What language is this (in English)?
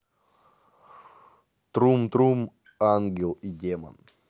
Russian